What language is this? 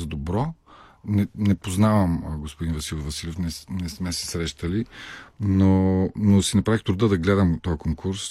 Bulgarian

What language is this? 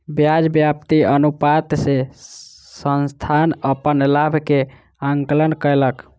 Maithili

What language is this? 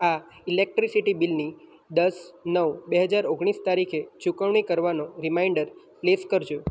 Gujarati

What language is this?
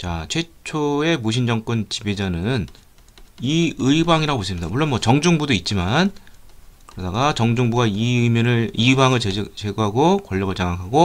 Korean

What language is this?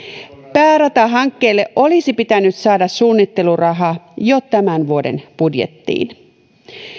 Finnish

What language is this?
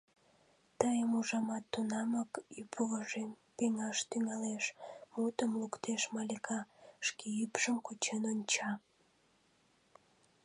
Mari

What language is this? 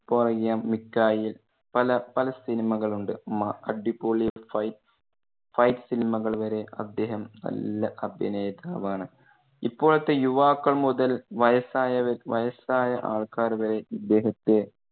Malayalam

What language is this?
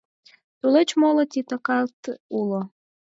Mari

